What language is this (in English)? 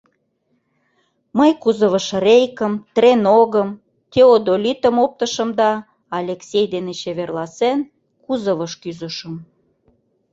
Mari